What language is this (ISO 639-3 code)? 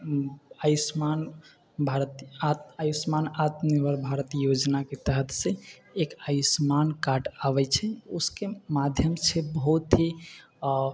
mai